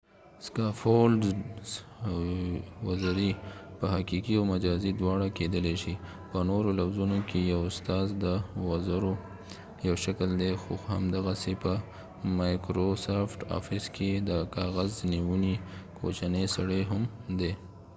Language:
Pashto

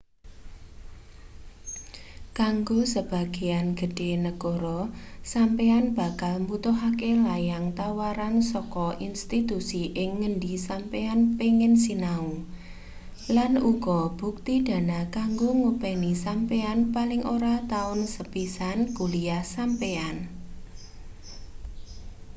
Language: Javanese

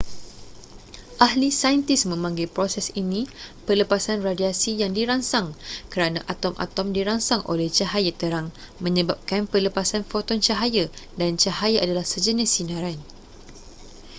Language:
Malay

